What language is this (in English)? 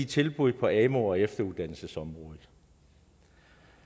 Danish